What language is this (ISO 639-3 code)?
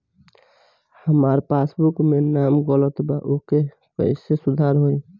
bho